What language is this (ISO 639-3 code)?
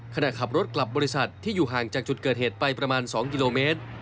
tha